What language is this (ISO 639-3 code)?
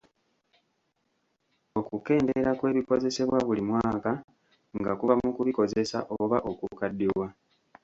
lug